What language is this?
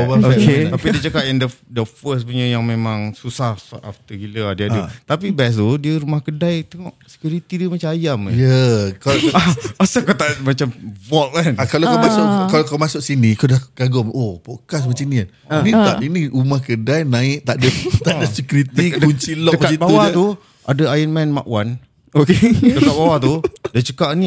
Malay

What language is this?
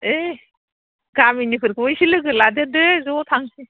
Bodo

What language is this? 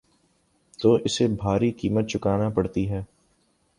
Urdu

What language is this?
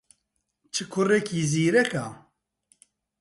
Central Kurdish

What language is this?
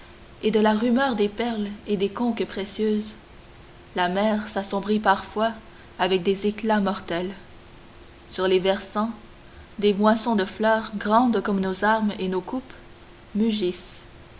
French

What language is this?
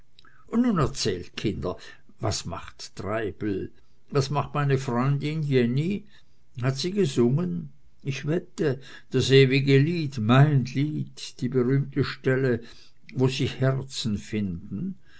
German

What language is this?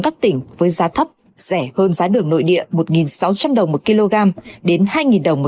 Vietnamese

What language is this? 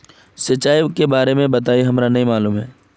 Magahi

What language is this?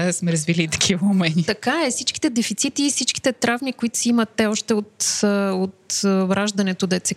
Bulgarian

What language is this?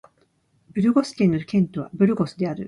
Japanese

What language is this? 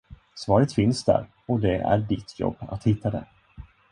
Swedish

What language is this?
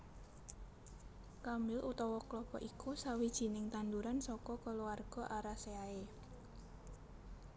Javanese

